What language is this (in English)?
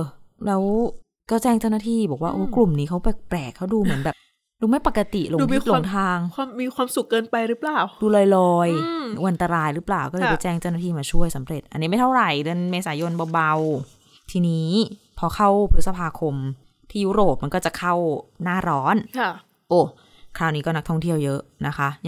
Thai